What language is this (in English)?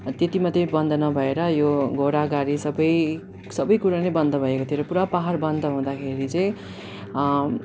Nepali